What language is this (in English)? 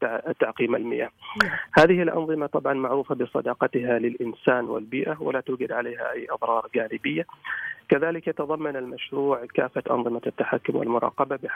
Arabic